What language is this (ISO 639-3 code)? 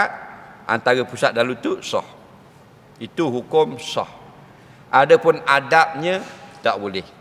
msa